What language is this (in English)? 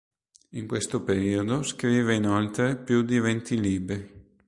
Italian